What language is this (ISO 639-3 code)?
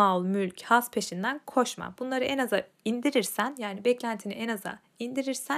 tur